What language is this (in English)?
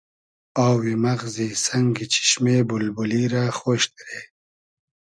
Hazaragi